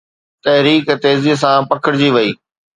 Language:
Sindhi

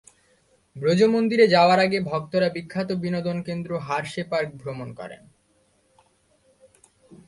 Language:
Bangla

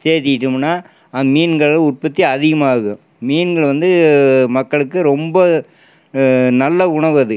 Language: Tamil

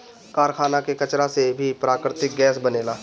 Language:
Bhojpuri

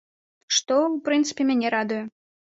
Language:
Belarusian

